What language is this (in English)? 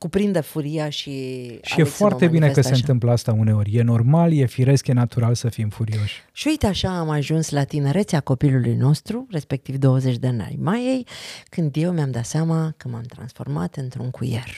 Romanian